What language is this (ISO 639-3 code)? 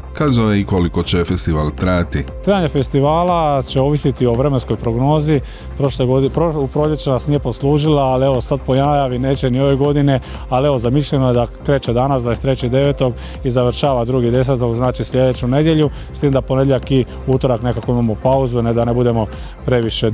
hrv